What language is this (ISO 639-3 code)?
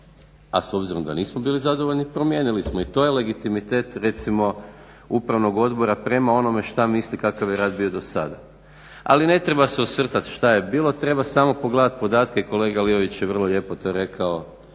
hrv